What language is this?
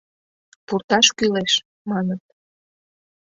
Mari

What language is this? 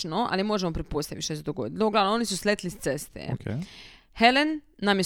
Croatian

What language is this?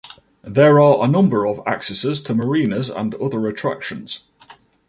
English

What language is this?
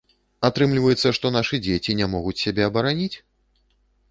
Belarusian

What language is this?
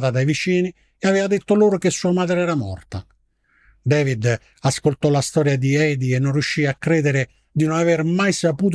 Italian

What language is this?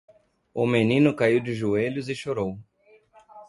Portuguese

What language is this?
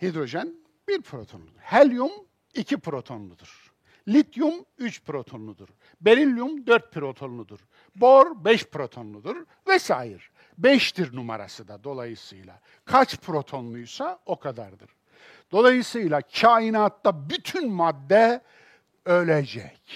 Turkish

